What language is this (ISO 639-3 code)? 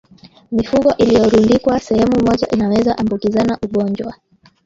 swa